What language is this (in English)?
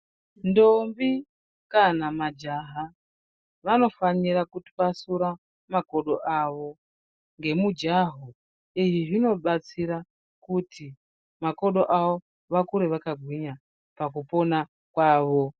Ndau